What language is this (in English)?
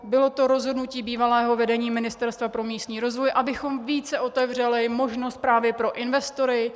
Czech